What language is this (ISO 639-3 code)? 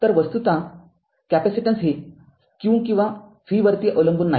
mar